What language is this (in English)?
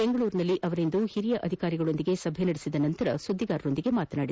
Kannada